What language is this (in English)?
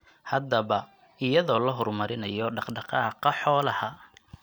Somali